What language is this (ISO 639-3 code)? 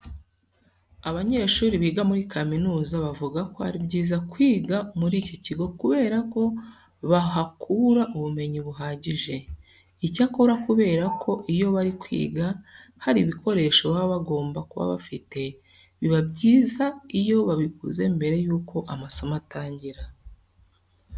kin